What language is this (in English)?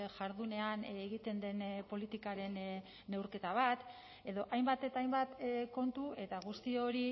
Basque